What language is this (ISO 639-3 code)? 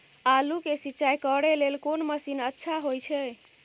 mai